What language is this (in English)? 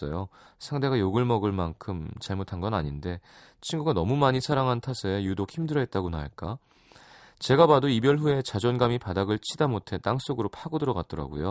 Korean